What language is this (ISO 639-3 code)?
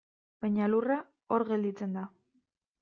eus